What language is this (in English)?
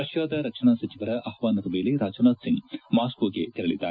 Kannada